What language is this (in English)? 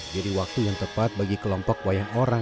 Indonesian